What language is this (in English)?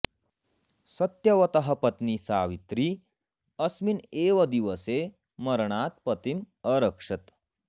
Sanskrit